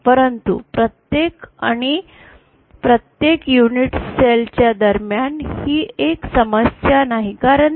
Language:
Marathi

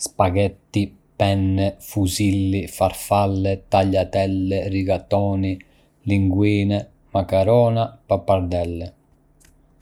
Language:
Arbëreshë Albanian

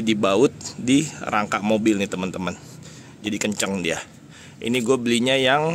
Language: Indonesian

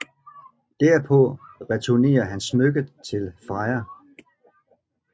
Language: Danish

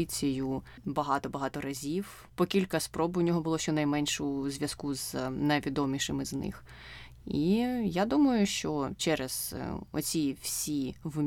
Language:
Ukrainian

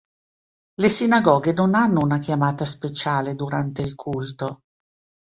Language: Italian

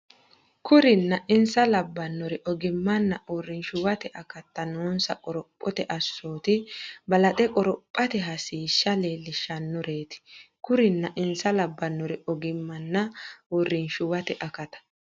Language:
Sidamo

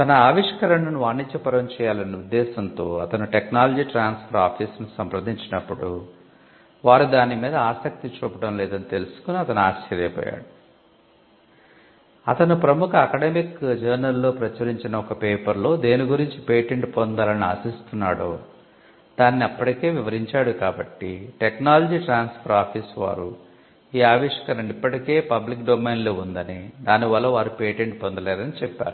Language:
Telugu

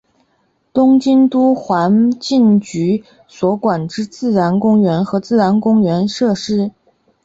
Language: Chinese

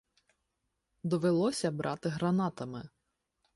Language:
Ukrainian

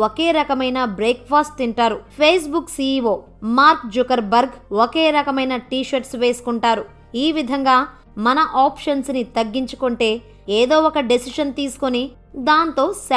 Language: Telugu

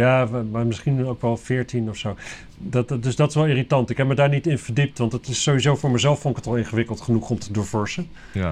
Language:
Dutch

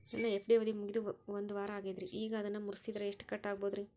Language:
Kannada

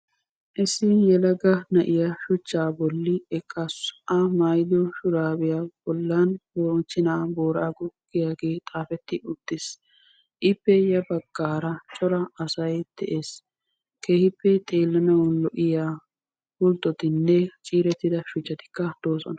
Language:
Wolaytta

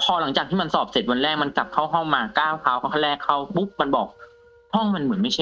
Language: Thai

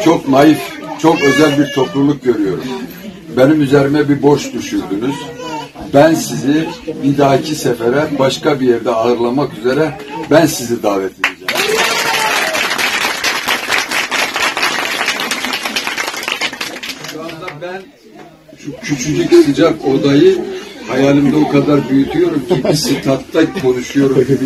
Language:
Turkish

